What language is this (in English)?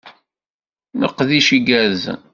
Kabyle